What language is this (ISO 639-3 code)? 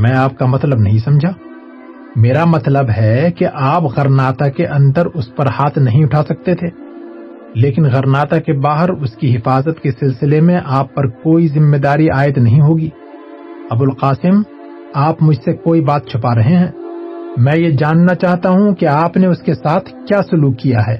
urd